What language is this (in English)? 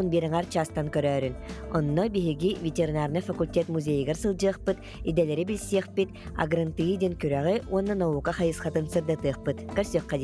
Turkish